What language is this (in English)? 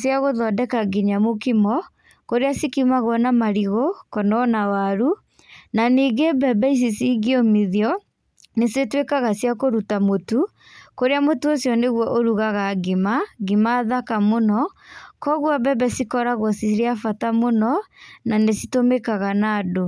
Kikuyu